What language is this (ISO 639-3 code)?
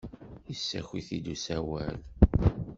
kab